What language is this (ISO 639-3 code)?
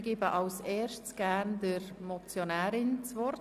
gsw